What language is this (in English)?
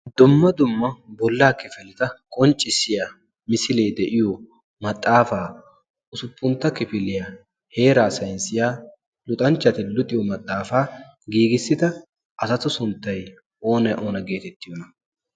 Wolaytta